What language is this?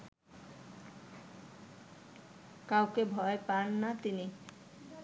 Bangla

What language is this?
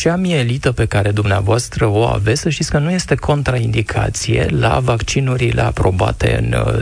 Romanian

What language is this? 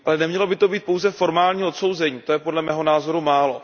Czech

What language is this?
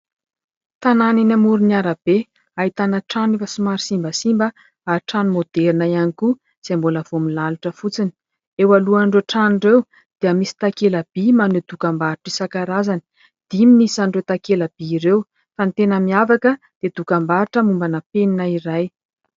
Malagasy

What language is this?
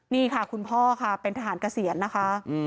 Thai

